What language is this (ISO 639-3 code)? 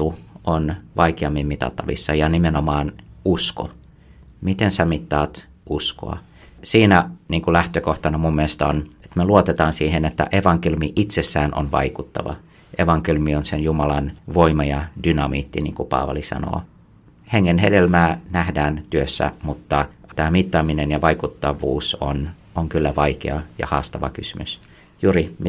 fin